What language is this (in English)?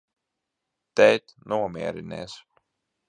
Latvian